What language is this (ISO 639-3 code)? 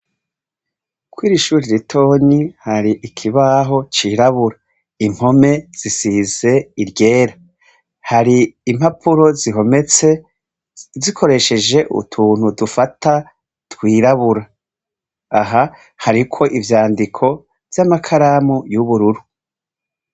run